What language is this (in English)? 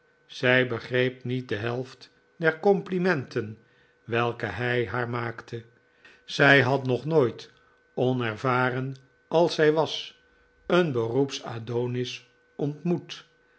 Dutch